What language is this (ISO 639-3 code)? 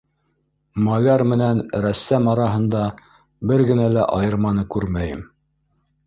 bak